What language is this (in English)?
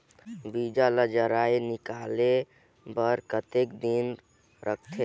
Chhattisgarhi